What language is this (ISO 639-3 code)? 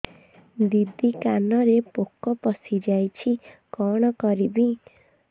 ori